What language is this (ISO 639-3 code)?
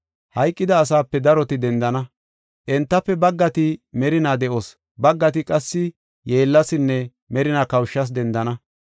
gof